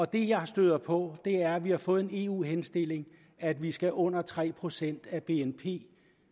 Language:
Danish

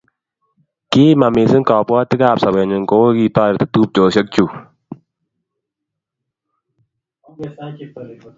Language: Kalenjin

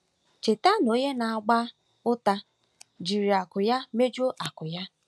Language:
Igbo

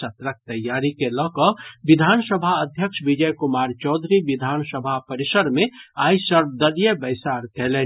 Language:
Maithili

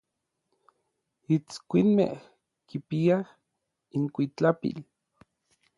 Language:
Orizaba Nahuatl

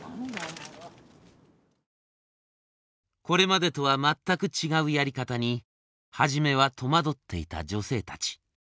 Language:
Japanese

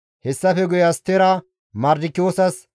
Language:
Gamo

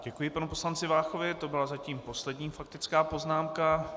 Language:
Czech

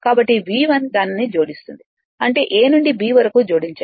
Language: Telugu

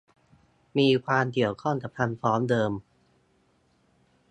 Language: Thai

